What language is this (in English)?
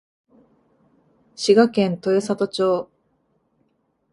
Japanese